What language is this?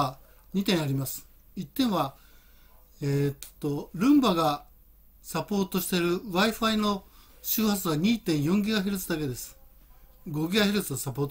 Japanese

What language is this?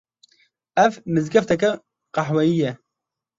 Kurdish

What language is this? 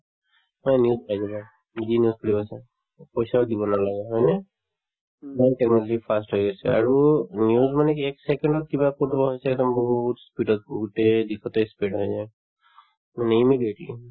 Assamese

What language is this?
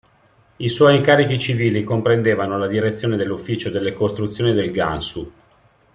Italian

